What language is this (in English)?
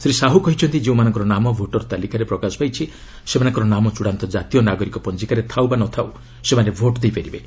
Odia